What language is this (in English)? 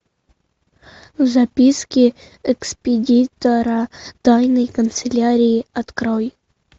Russian